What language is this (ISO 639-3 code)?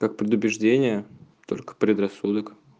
rus